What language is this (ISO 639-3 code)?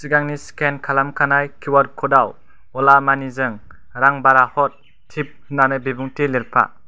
brx